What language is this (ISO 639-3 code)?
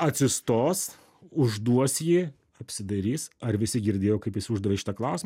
lit